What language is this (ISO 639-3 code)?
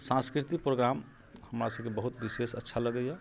mai